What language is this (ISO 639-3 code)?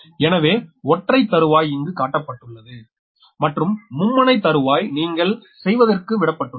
tam